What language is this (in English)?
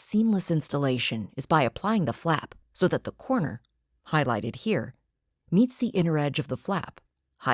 English